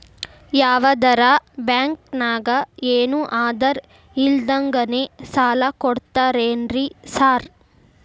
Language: Kannada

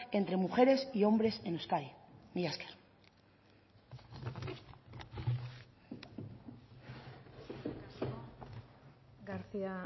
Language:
Basque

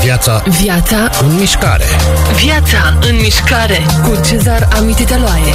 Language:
Romanian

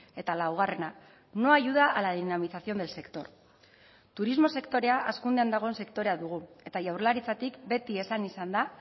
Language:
Basque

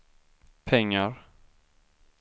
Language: Swedish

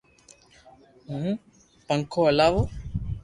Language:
Loarki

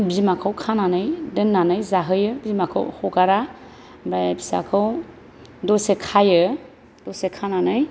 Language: Bodo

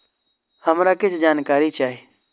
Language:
Maithili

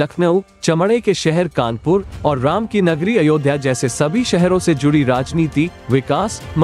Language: Hindi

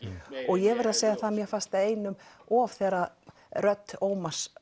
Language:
Icelandic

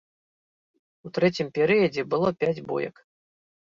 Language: Belarusian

